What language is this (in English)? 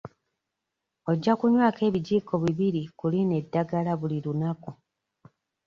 Ganda